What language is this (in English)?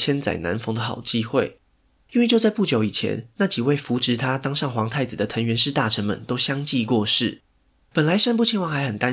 Chinese